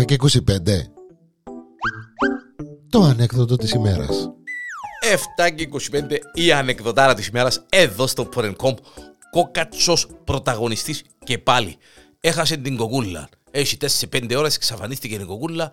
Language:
Greek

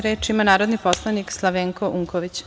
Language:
Serbian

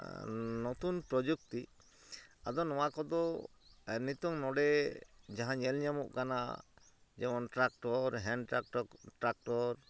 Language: Santali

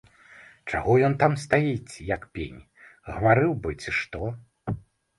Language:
Belarusian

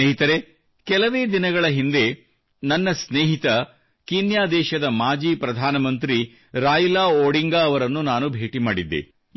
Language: Kannada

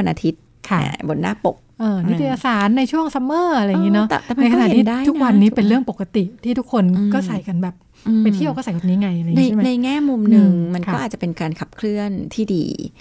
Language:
Thai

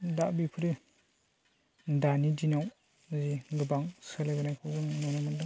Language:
Bodo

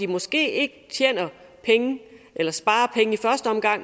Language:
Danish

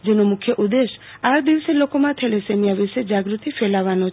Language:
Gujarati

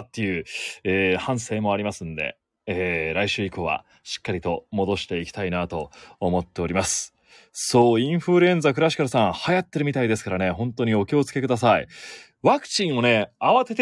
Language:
Japanese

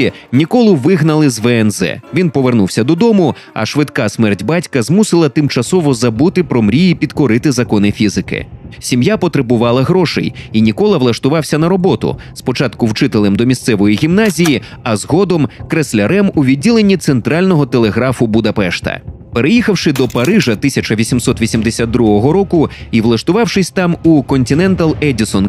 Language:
Ukrainian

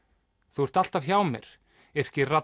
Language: Icelandic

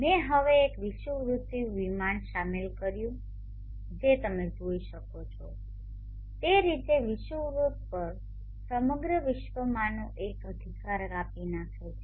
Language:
Gujarati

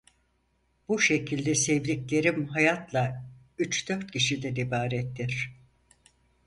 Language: Turkish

